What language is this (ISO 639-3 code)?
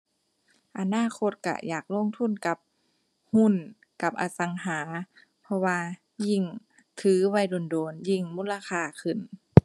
tha